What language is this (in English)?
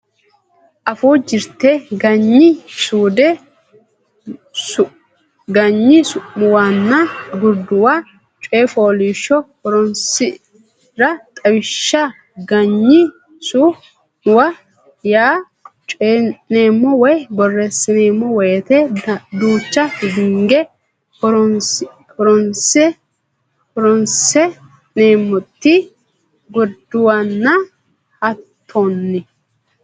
Sidamo